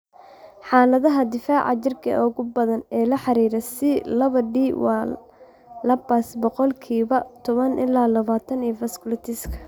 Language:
Somali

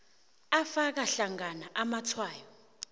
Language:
South Ndebele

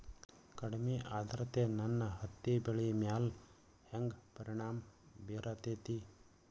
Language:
Kannada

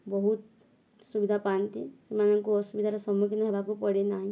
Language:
Odia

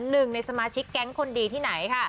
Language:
Thai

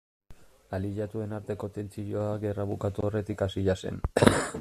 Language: Basque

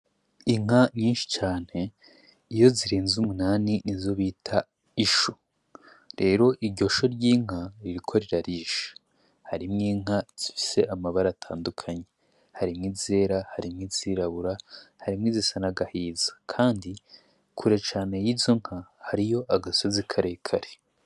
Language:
Rundi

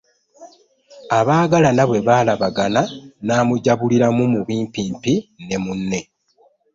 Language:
Ganda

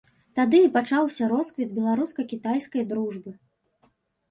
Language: Belarusian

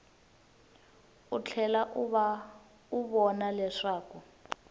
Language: Tsonga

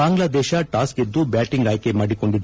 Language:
Kannada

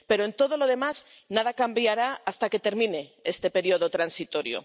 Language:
Spanish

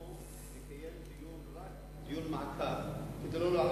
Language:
Hebrew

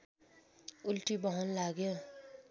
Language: Nepali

